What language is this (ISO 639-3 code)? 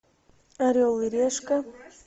rus